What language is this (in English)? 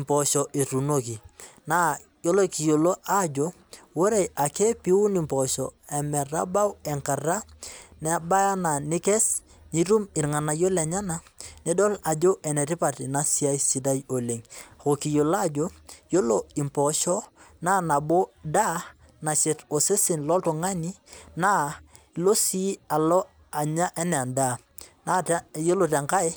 Masai